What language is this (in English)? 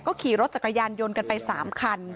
Thai